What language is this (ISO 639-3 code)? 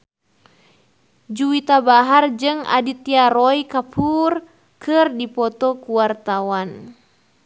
sun